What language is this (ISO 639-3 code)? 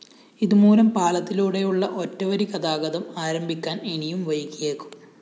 mal